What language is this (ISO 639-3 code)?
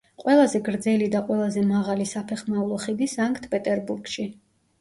kat